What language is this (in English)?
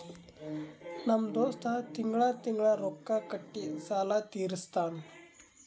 Kannada